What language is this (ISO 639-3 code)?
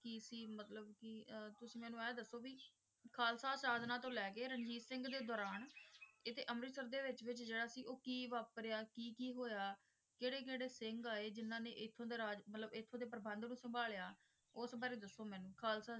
pan